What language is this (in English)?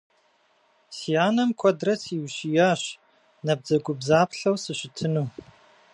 Kabardian